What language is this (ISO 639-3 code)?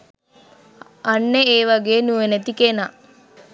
sin